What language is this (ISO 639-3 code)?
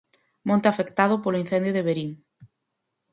glg